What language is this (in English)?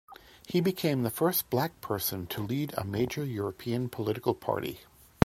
English